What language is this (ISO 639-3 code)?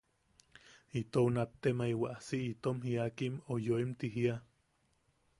yaq